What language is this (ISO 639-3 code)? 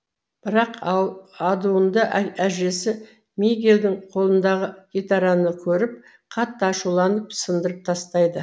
kaz